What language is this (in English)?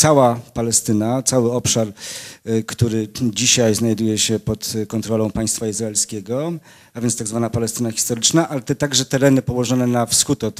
Polish